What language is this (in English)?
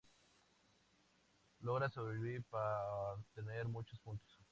Spanish